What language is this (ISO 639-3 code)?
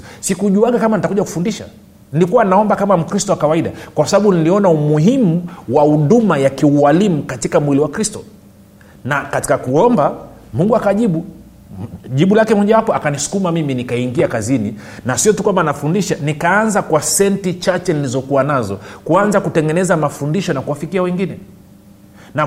swa